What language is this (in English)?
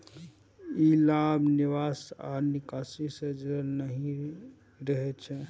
Maithili